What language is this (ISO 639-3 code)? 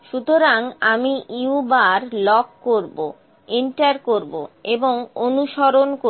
ben